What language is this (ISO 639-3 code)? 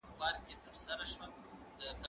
pus